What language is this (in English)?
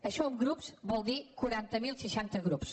Catalan